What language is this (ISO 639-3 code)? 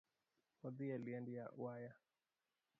luo